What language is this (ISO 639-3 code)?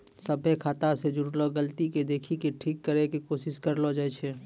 mai